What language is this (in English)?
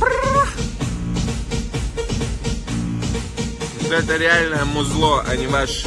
Russian